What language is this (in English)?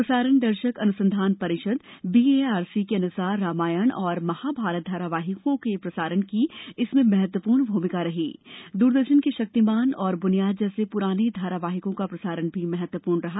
Hindi